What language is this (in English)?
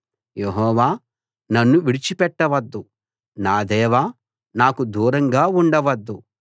Telugu